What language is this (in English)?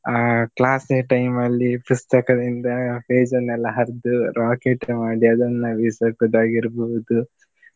Kannada